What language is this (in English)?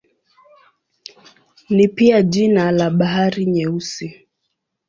Swahili